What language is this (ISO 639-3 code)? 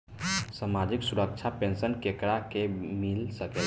bho